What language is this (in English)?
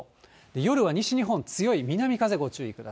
Japanese